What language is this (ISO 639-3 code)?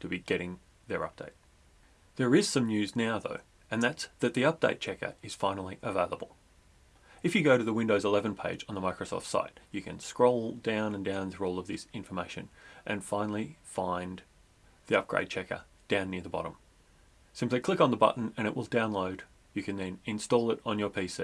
eng